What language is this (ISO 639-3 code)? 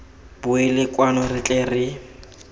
tsn